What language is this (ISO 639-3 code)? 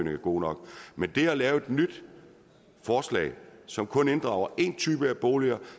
dan